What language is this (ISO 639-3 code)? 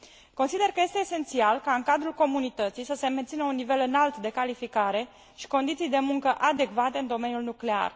ron